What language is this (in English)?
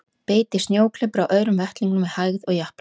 Icelandic